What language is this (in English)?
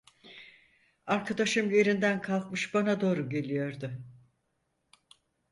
Turkish